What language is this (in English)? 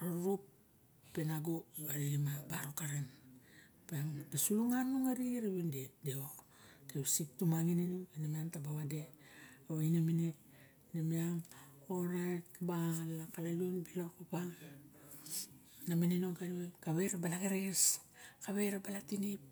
Barok